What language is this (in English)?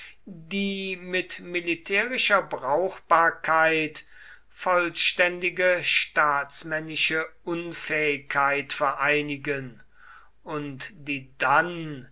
German